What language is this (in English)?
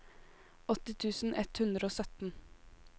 Norwegian